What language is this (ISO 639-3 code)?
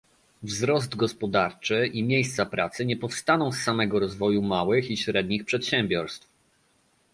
pol